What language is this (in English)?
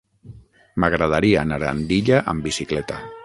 Catalan